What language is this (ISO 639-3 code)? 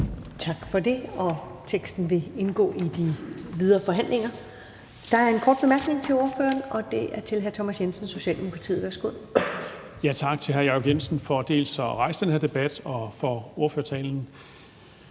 dan